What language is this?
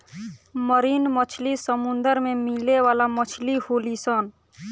Bhojpuri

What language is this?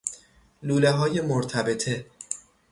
Persian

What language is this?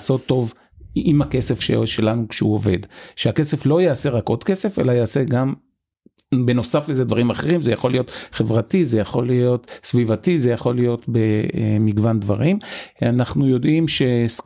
Hebrew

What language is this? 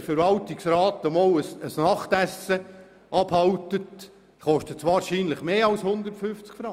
Swiss German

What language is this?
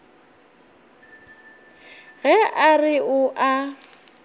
Northern Sotho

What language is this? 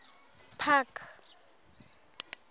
Southern Sotho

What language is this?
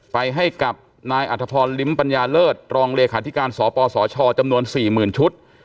Thai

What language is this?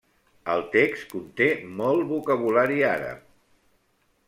Catalan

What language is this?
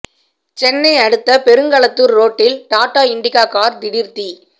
Tamil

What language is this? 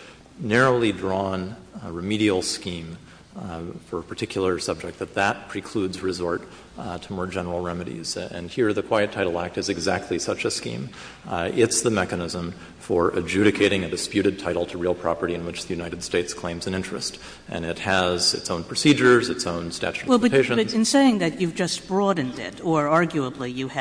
English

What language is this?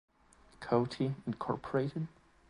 German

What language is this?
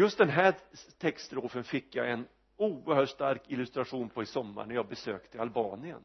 Swedish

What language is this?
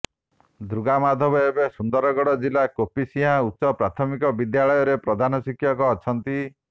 Odia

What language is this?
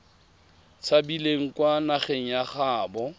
Tswana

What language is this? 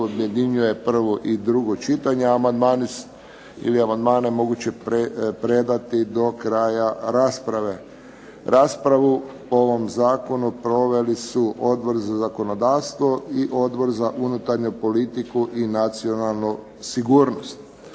Croatian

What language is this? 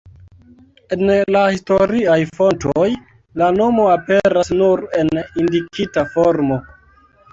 Esperanto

